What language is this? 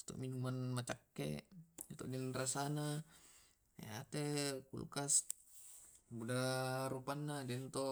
Tae'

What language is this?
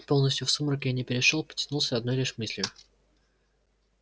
Russian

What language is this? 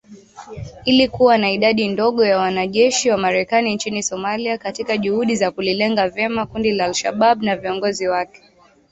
Swahili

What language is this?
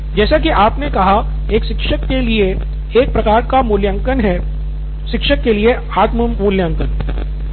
Hindi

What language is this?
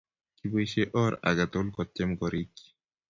Kalenjin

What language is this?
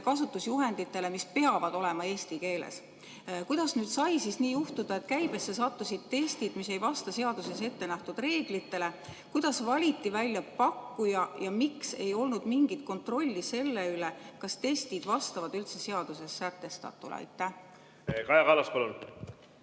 Estonian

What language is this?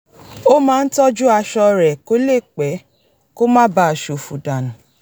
Yoruba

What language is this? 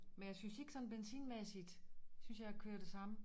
Danish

